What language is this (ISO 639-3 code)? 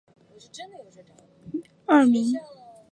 zho